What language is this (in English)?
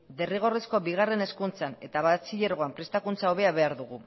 Basque